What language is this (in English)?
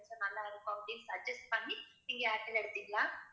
Tamil